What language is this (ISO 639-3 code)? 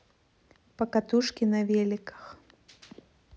rus